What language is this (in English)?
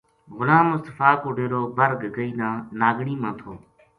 Gujari